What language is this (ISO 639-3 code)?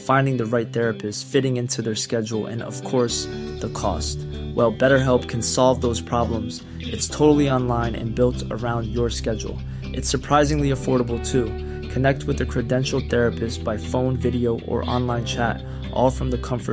urd